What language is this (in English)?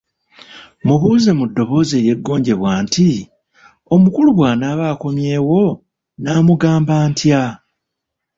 Ganda